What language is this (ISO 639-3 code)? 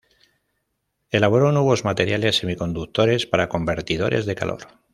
spa